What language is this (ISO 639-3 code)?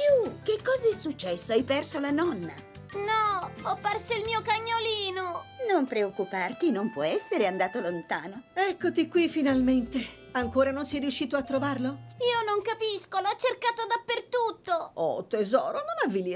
ita